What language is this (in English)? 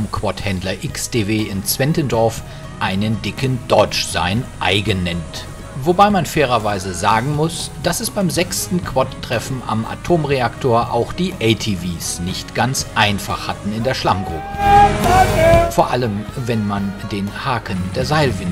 German